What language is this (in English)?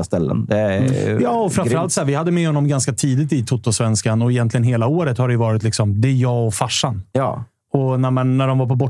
Swedish